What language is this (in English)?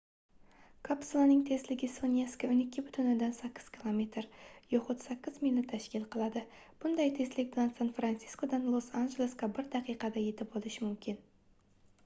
Uzbek